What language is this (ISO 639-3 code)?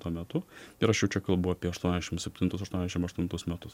lit